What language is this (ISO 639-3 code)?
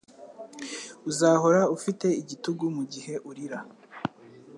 kin